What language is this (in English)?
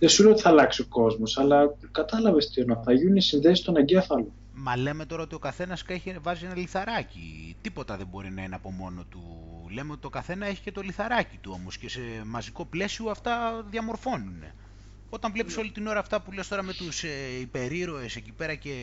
Greek